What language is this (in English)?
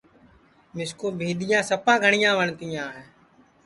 Sansi